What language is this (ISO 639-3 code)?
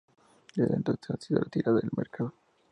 spa